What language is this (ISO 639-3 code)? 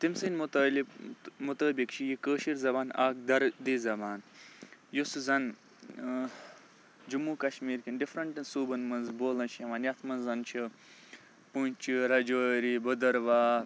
kas